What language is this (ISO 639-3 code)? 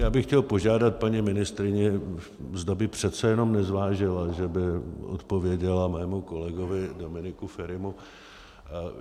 ces